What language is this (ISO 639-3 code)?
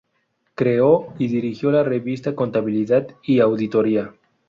spa